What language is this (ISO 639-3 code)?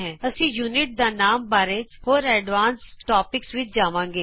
pan